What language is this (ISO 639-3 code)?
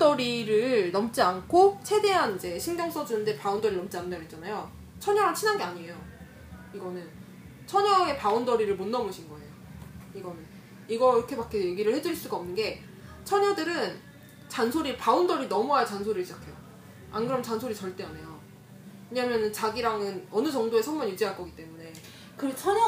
kor